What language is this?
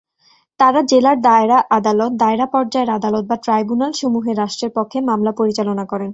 Bangla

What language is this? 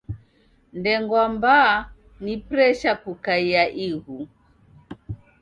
Taita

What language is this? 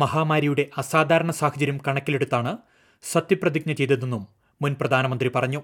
Malayalam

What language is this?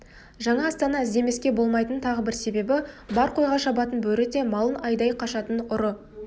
Kazakh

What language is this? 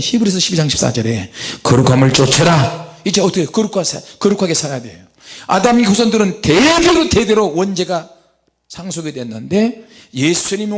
Korean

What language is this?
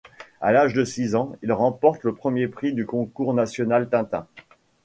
French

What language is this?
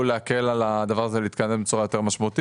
Hebrew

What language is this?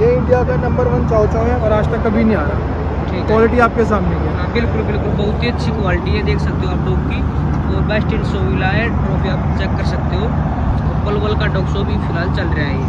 Hindi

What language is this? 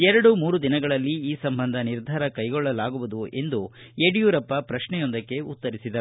Kannada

